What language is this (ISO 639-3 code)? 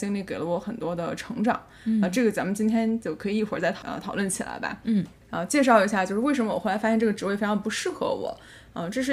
zho